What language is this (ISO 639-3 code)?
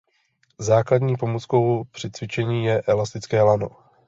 ces